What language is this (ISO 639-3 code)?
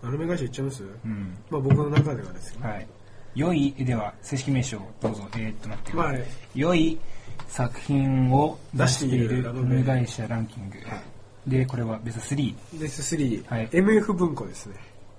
jpn